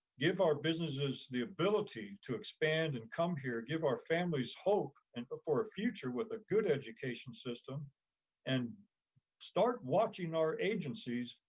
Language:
English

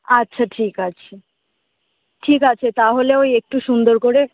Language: Bangla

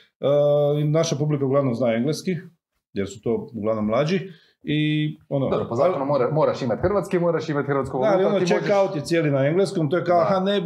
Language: Croatian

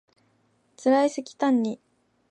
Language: Japanese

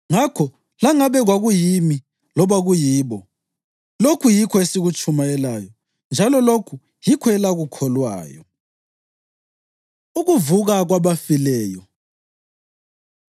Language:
North Ndebele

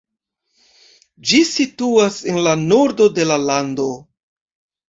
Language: Esperanto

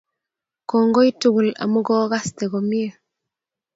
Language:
Kalenjin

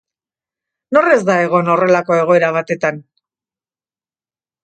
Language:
Basque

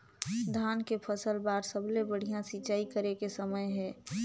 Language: Chhattisgarhi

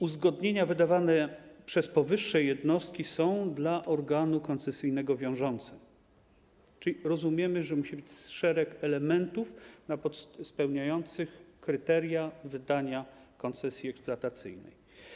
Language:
Polish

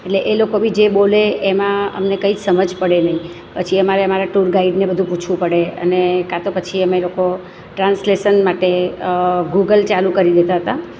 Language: Gujarati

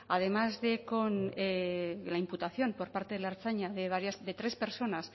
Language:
Spanish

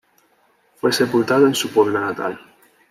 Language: Spanish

